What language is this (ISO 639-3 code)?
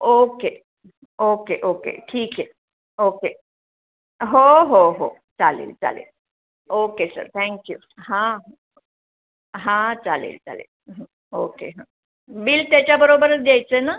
mar